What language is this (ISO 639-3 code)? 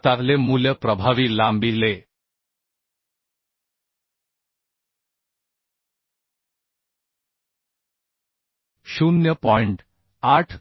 mar